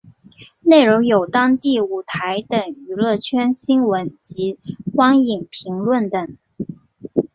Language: Chinese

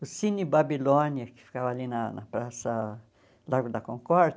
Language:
Portuguese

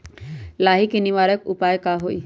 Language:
Magahi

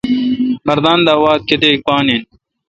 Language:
Kalkoti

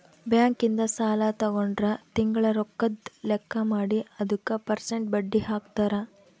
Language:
Kannada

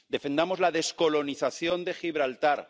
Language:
Spanish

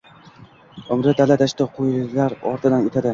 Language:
Uzbek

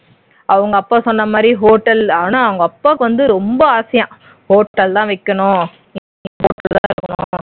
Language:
Tamil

